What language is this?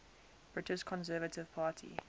English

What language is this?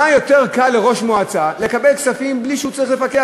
Hebrew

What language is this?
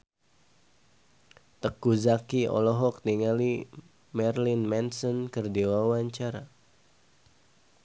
Sundanese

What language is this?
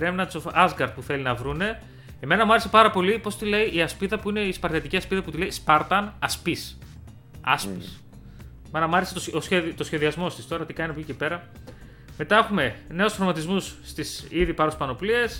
Greek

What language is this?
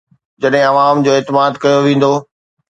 Sindhi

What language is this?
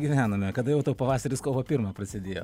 Lithuanian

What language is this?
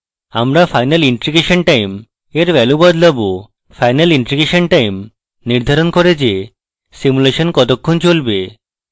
Bangla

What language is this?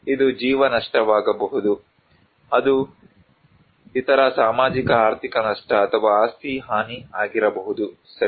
Kannada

